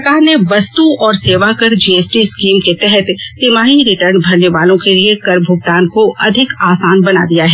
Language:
Hindi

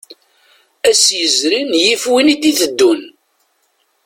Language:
Kabyle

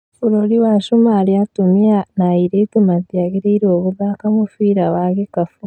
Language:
Kikuyu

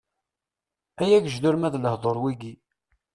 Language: Kabyle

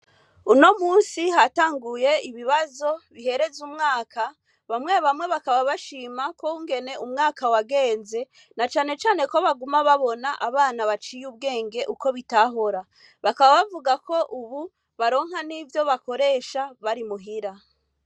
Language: Rundi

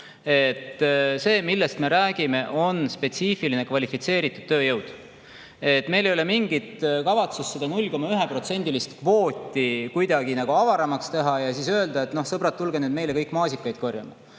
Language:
Estonian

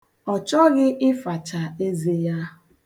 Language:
Igbo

